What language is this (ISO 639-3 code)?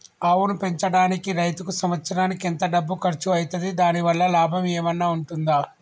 tel